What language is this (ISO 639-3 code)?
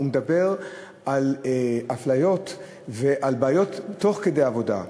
heb